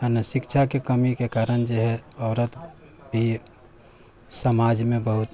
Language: Maithili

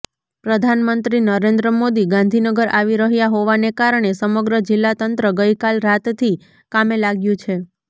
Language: Gujarati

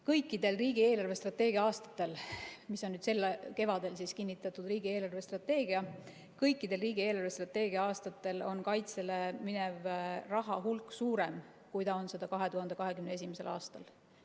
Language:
Estonian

